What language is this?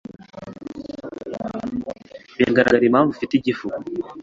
Kinyarwanda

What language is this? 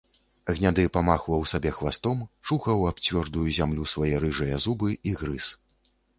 Belarusian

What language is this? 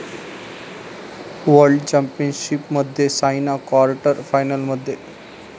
Marathi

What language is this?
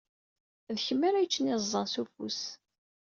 Kabyle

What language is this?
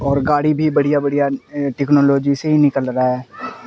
Urdu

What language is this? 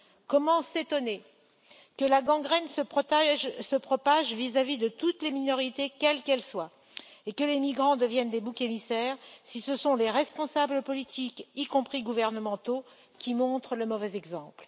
French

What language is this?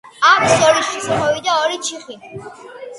Georgian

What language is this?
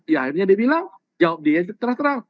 Indonesian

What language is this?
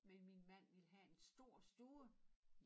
Danish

